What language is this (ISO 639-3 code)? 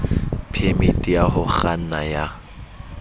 sot